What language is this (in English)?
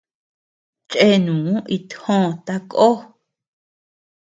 Tepeuxila Cuicatec